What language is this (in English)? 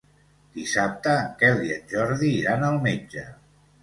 Catalan